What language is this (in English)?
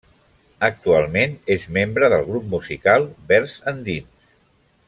Catalan